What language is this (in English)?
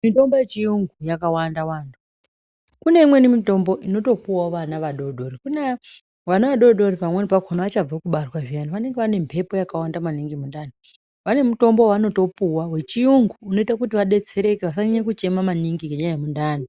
Ndau